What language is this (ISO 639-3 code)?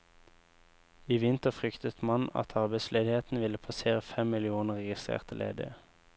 nor